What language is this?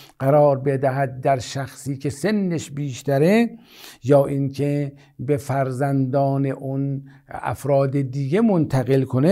Persian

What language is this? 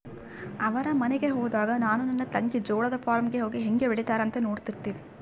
Kannada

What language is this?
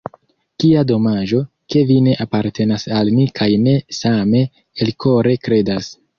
Esperanto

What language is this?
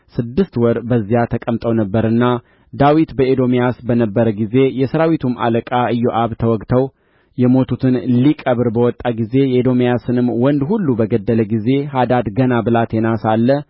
Amharic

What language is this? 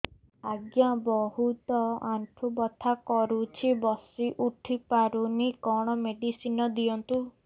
Odia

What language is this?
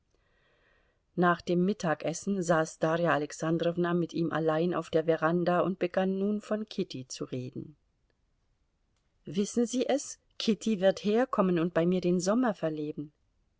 German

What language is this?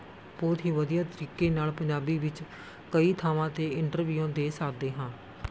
Punjabi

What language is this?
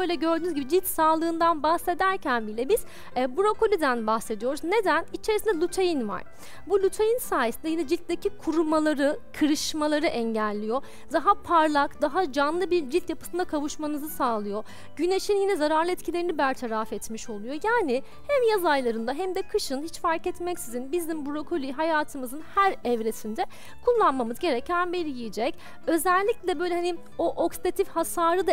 Turkish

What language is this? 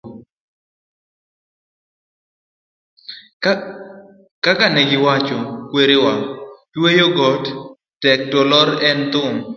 Luo (Kenya and Tanzania)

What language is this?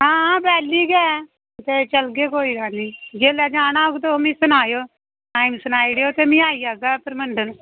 Dogri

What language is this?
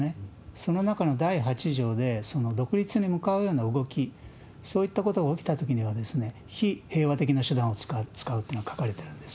Japanese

